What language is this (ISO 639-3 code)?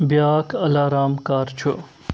kas